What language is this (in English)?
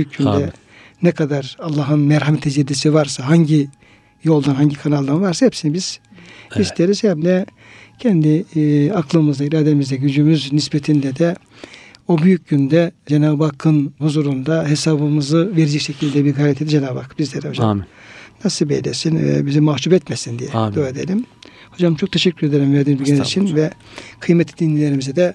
Turkish